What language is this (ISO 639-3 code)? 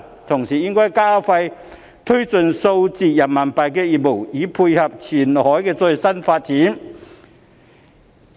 yue